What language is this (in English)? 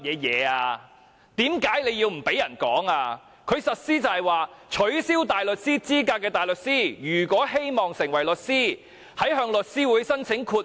Cantonese